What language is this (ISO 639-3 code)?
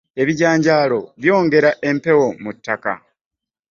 lug